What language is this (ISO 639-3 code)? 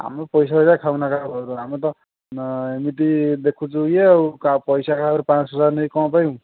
ori